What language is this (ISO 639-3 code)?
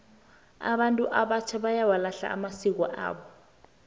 nbl